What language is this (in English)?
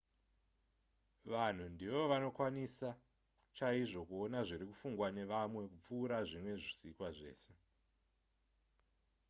Shona